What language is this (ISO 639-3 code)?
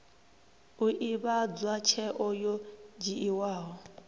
ven